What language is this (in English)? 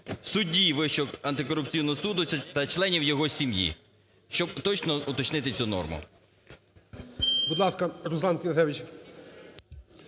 Ukrainian